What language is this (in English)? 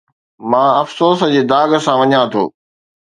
Sindhi